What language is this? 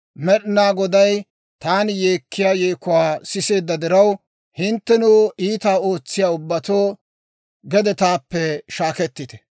Dawro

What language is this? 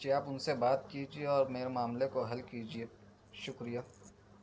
Urdu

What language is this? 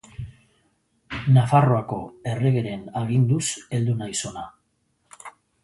Basque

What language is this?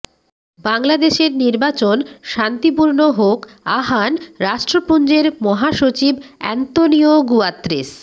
Bangla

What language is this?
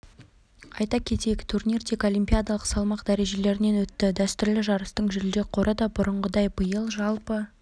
Kazakh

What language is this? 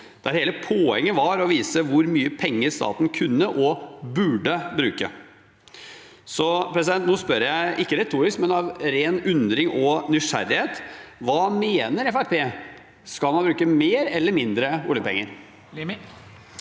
Norwegian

